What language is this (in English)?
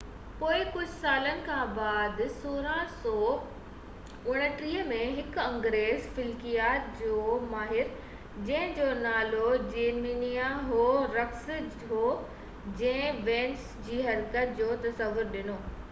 Sindhi